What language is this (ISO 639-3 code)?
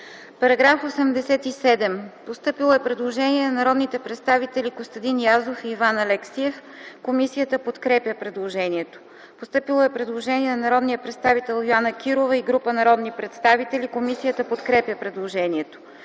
bul